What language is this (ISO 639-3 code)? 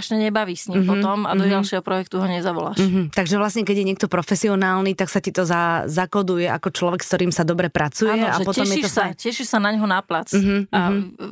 slk